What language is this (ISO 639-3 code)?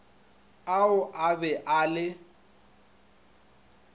nso